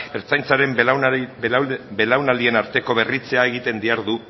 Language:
Basque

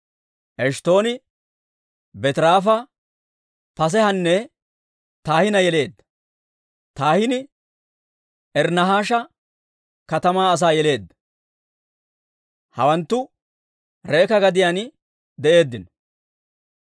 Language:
Dawro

